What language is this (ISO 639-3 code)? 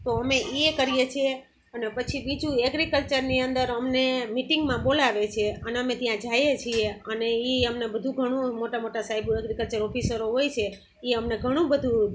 guj